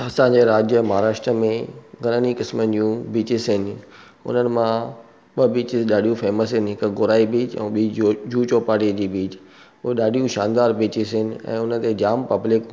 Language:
Sindhi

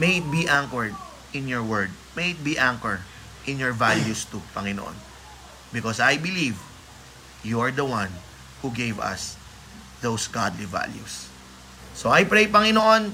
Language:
Filipino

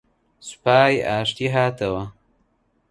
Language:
Central Kurdish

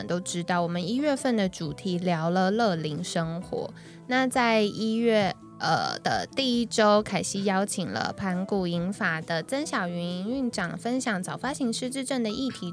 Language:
Chinese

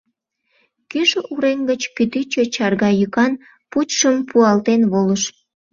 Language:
Mari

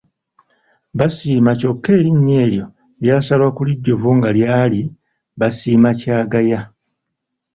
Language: Ganda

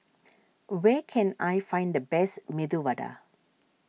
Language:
English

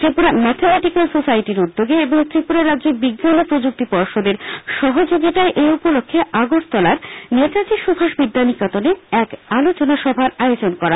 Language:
Bangla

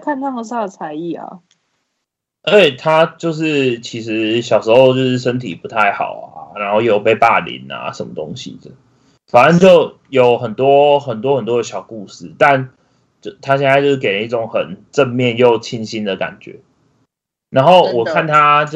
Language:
Chinese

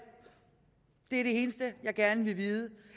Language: Danish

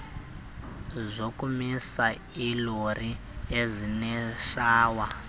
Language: Xhosa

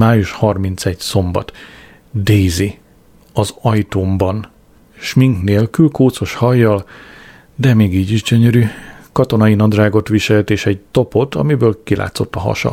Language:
Hungarian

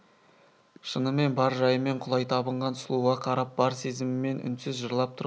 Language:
Kazakh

